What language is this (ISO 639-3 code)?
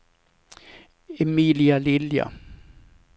swe